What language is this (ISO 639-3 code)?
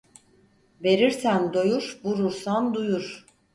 tur